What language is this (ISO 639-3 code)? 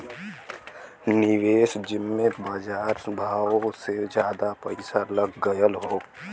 bho